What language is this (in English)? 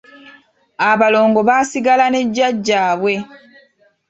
Ganda